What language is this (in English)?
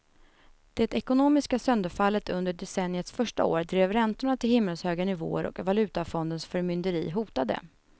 Swedish